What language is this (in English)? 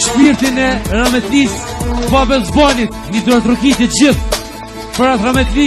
Romanian